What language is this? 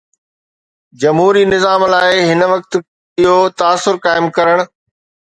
Sindhi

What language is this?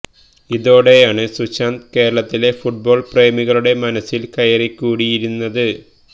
Malayalam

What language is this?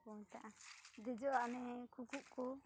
Santali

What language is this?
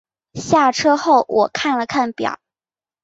Chinese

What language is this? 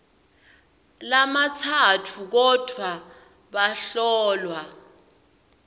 Swati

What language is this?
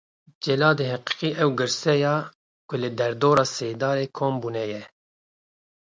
Kurdish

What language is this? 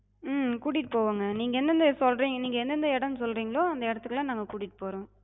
Tamil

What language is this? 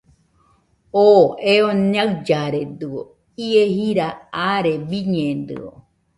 Nüpode Huitoto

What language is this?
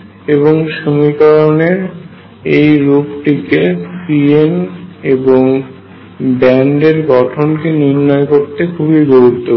Bangla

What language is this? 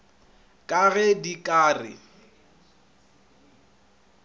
Northern Sotho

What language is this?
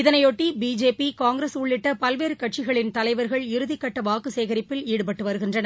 Tamil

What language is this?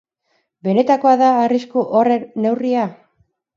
Basque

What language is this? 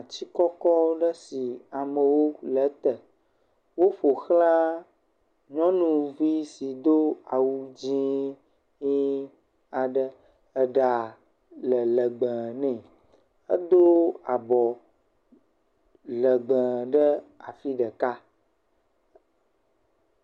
Ewe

